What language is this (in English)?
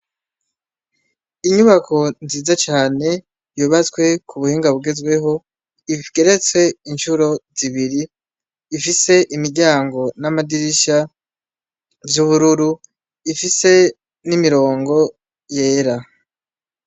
Rundi